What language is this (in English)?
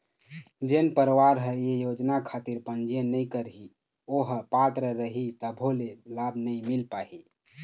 Chhattisgarhi